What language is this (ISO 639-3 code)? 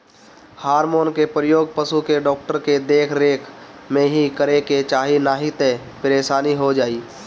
bho